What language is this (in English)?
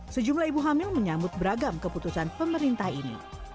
Indonesian